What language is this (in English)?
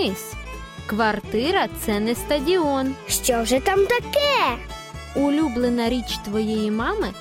Ukrainian